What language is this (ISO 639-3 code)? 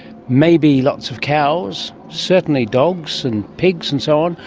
eng